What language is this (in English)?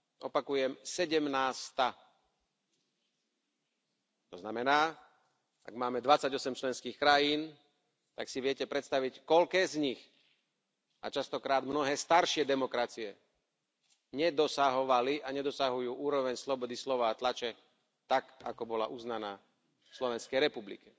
Slovak